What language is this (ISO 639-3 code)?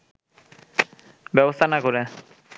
ben